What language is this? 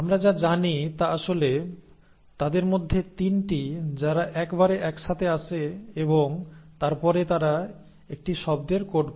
Bangla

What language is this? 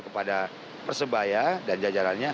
Indonesian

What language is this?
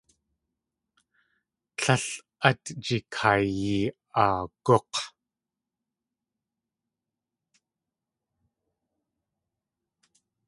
Tlingit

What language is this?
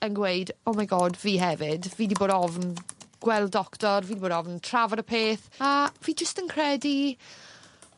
Welsh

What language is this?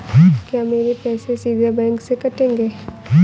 Hindi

